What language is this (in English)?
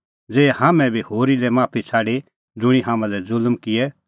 Kullu Pahari